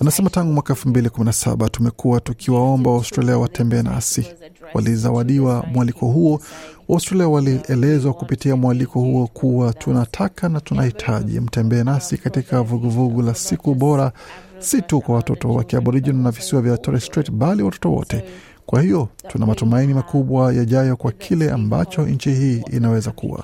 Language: Swahili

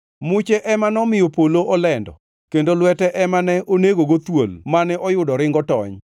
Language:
Luo (Kenya and Tanzania)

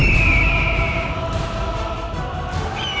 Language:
Indonesian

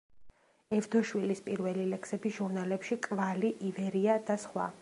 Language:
Georgian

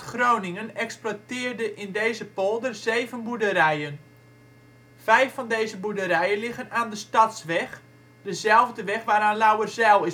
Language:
Dutch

